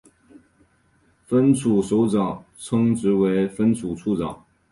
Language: Chinese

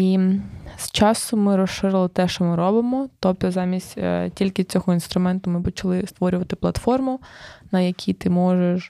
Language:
Ukrainian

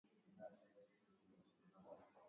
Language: Swahili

